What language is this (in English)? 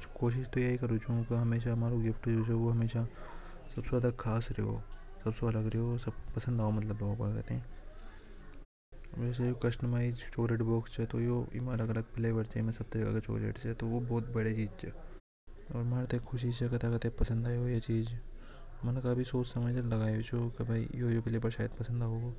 Hadothi